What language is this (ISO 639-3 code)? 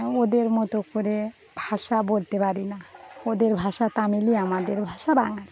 ben